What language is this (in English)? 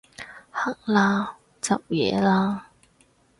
Cantonese